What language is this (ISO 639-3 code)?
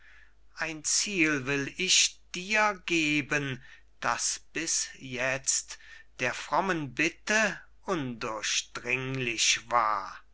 deu